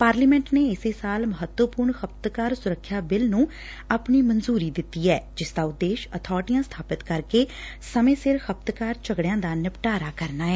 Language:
Punjabi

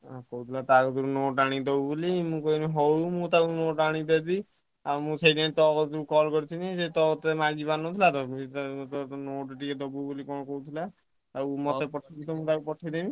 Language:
Odia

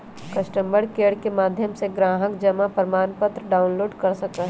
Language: Magahi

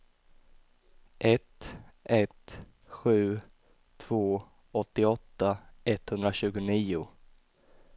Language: Swedish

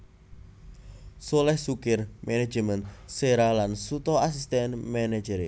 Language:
Javanese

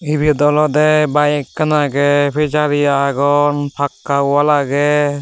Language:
Chakma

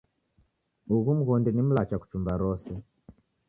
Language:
Taita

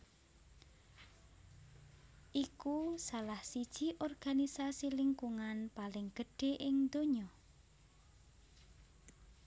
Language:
Javanese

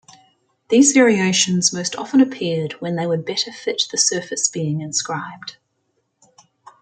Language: English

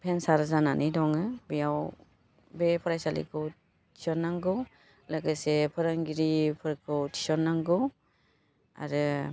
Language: Bodo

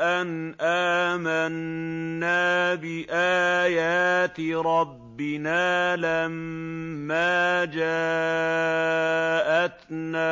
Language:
Arabic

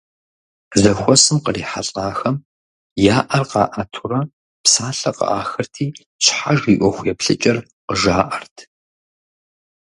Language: Kabardian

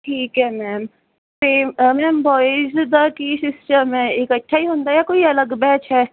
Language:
Punjabi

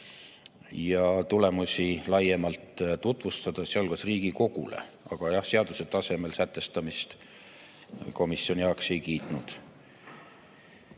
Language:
Estonian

